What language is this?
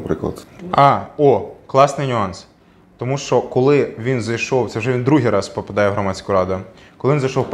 Ukrainian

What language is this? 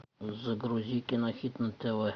Russian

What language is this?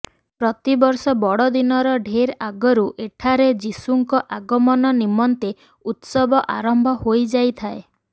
Odia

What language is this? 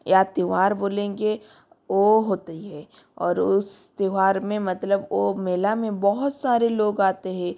Hindi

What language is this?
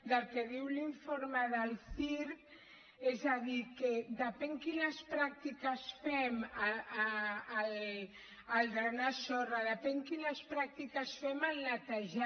Catalan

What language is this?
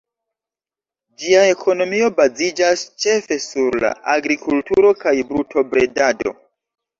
Esperanto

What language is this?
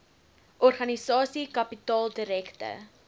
Afrikaans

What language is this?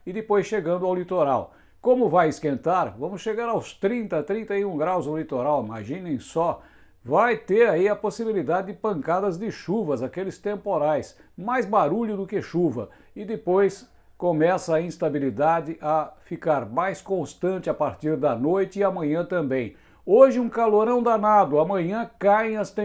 Portuguese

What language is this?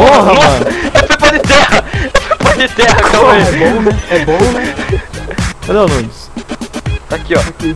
Portuguese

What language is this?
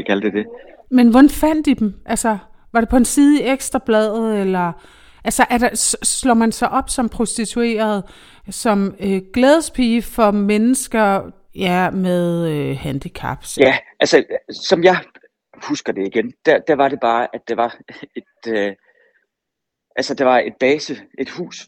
Danish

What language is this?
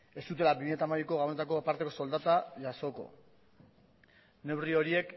Basque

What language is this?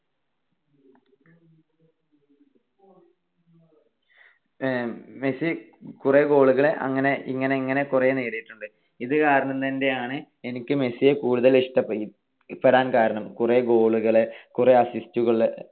Malayalam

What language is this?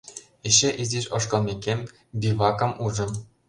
Mari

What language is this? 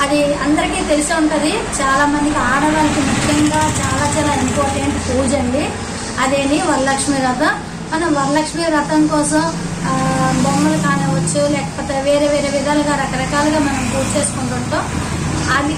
Romanian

